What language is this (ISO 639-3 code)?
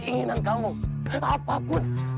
ind